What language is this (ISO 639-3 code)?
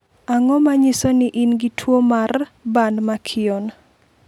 luo